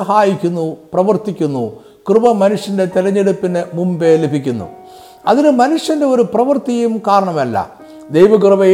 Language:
Malayalam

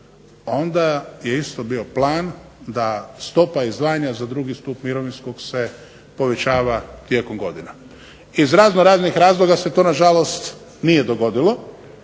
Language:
Croatian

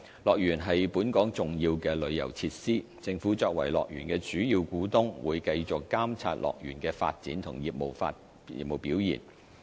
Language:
Cantonese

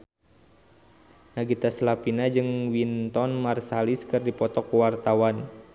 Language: Sundanese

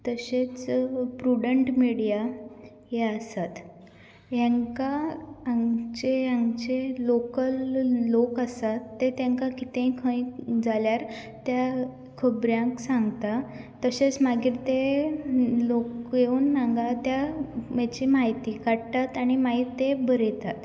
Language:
Konkani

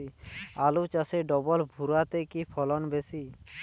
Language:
Bangla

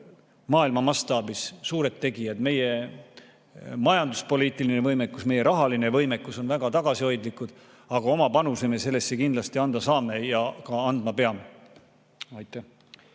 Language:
Estonian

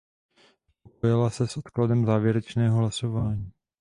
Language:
Czech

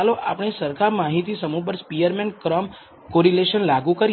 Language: Gujarati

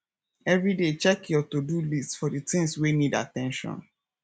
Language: Nigerian Pidgin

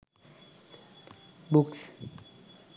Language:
Sinhala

